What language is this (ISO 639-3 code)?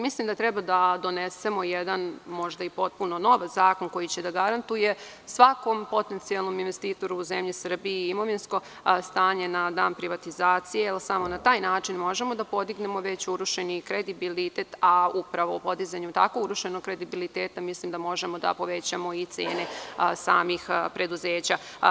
srp